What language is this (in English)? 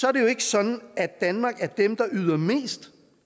Danish